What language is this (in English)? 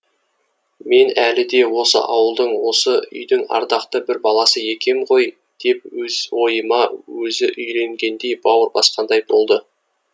Kazakh